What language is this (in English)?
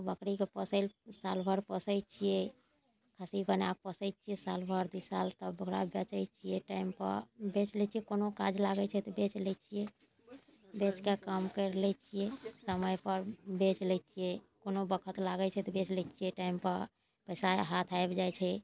Maithili